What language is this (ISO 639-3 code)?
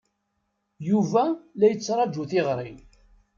kab